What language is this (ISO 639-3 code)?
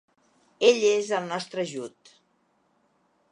cat